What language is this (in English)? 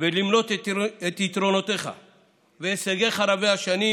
Hebrew